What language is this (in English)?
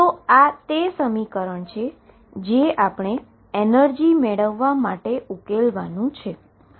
Gujarati